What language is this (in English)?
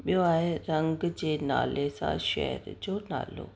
Sindhi